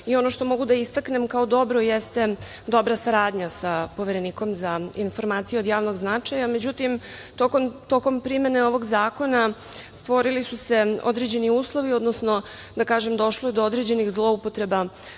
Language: Serbian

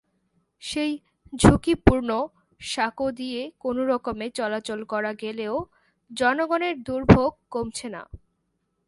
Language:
Bangla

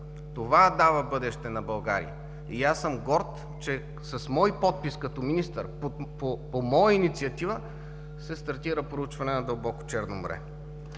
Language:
Bulgarian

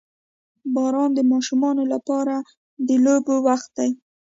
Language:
Pashto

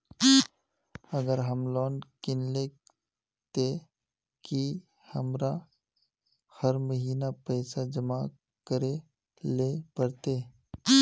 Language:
Magahi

